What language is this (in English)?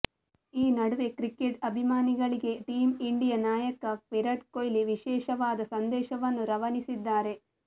Kannada